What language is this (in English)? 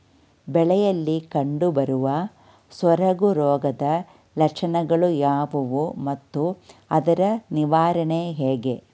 Kannada